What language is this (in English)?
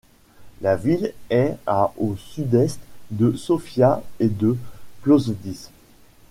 French